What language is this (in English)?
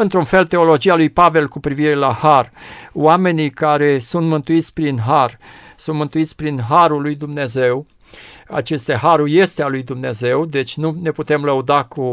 Romanian